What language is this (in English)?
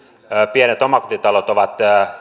Finnish